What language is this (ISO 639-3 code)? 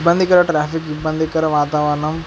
tel